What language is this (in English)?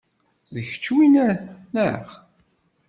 Kabyle